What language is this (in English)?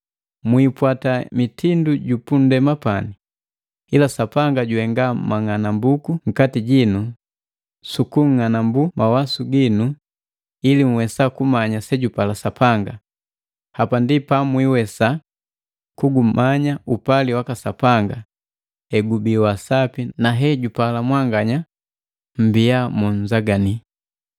Matengo